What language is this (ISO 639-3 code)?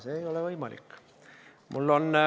est